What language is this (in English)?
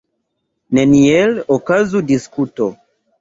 Esperanto